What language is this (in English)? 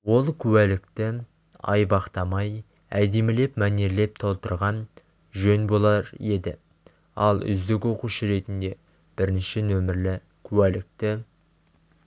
Kazakh